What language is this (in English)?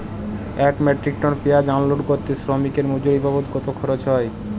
Bangla